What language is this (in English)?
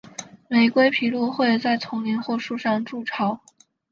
Chinese